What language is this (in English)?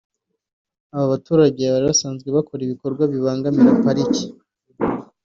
Kinyarwanda